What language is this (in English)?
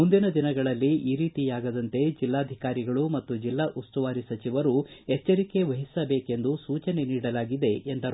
Kannada